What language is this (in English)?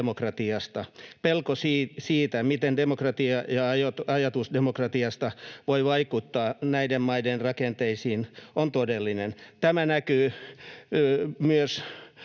Finnish